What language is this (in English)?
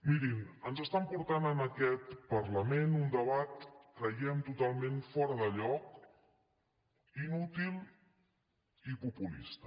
Catalan